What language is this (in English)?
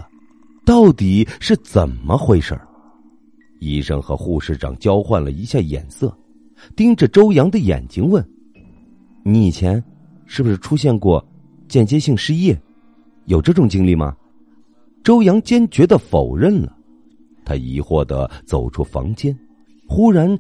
Chinese